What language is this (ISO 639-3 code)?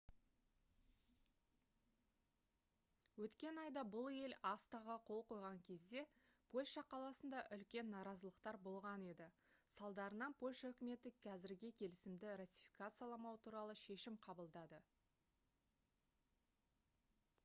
kaz